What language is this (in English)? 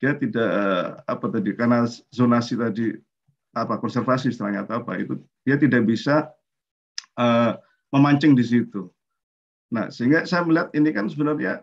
Indonesian